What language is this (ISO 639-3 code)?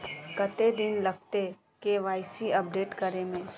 mag